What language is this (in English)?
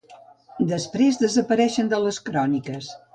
Catalan